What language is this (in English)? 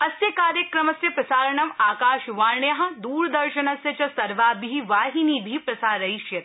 Sanskrit